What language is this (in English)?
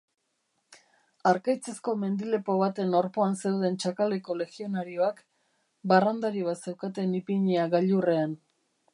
Basque